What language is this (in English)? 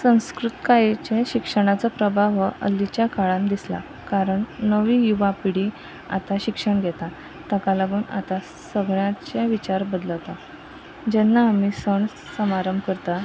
Konkani